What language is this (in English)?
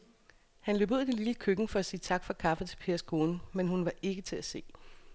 Danish